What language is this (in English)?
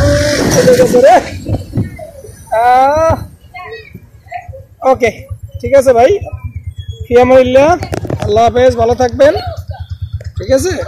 Bangla